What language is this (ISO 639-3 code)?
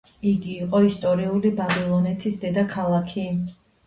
kat